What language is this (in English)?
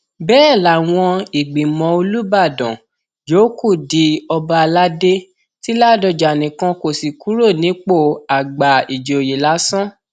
Yoruba